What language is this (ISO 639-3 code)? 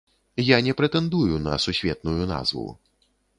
bel